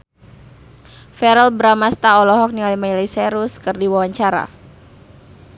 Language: Sundanese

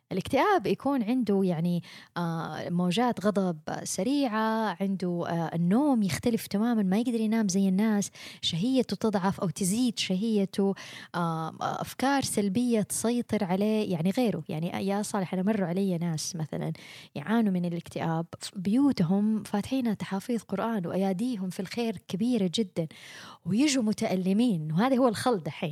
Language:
Arabic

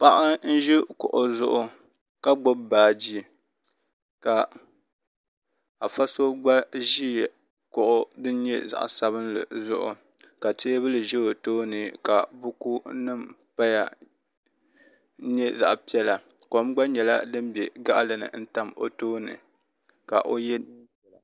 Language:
Dagbani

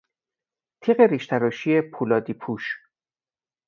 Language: Persian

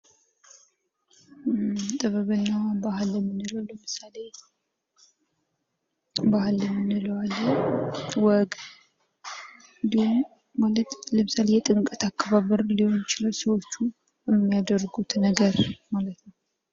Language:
Amharic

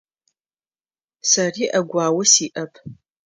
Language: Adyghe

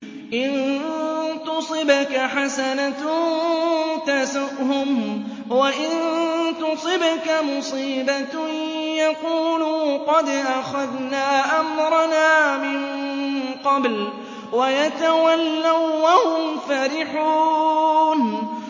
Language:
Arabic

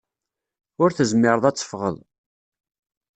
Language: Kabyle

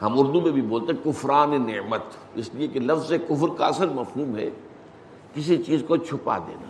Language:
Urdu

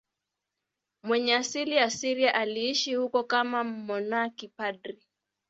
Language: Swahili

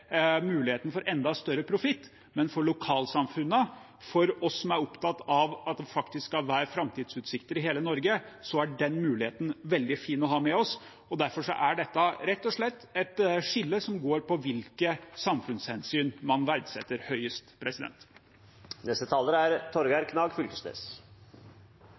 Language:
Norwegian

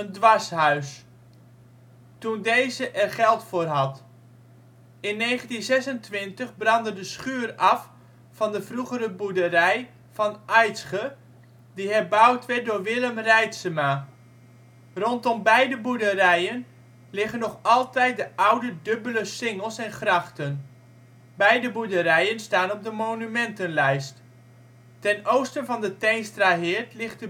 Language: Dutch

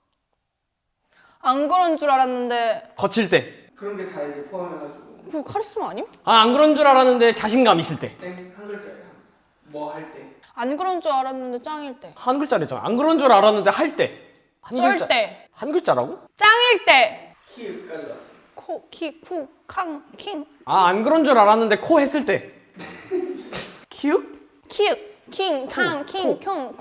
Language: Korean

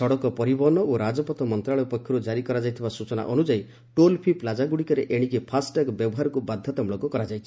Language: Odia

